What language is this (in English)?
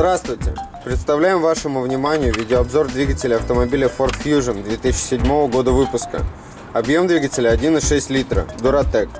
Russian